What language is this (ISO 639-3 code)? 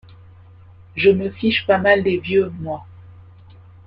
fra